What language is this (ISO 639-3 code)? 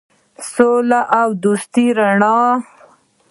pus